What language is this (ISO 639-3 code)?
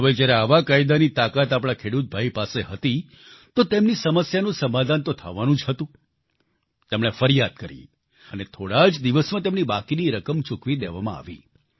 guj